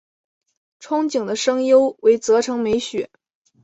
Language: Chinese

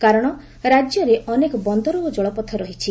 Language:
Odia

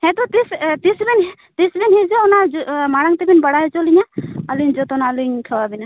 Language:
Santali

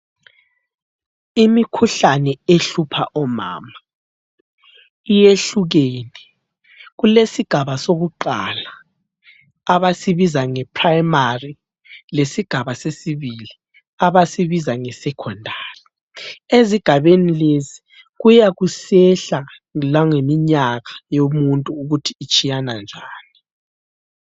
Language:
North Ndebele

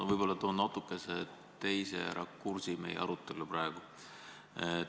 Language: Estonian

